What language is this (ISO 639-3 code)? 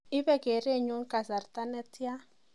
kln